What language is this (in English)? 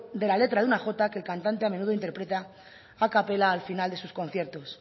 Spanish